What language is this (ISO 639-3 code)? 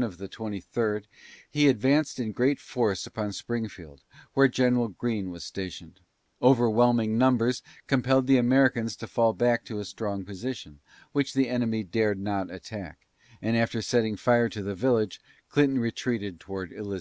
eng